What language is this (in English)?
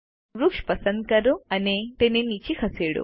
Gujarati